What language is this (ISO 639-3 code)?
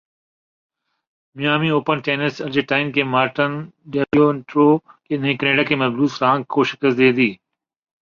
urd